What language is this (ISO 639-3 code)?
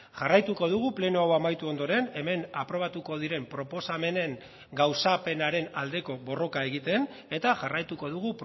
eus